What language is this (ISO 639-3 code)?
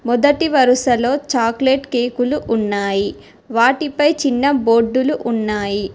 tel